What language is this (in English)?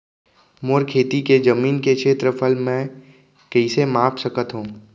Chhattisgarhi